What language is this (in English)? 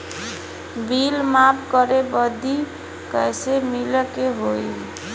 Bhojpuri